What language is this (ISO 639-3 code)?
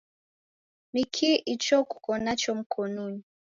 dav